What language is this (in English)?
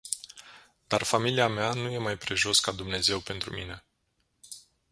Romanian